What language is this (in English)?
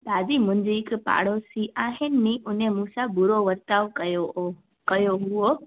Sindhi